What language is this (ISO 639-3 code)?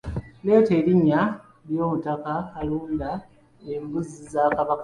lug